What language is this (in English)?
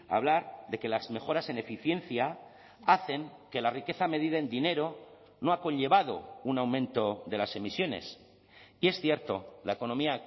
Spanish